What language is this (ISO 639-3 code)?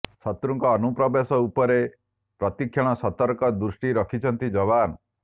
ori